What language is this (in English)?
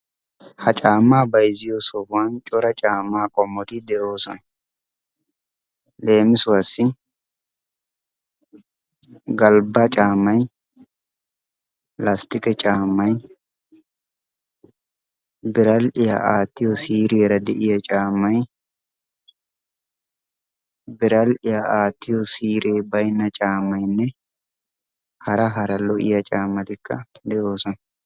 Wolaytta